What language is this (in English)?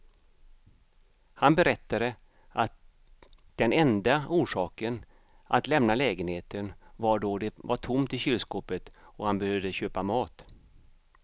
Swedish